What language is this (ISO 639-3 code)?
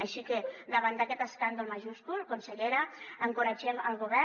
cat